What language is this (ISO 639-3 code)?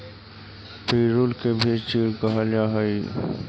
mag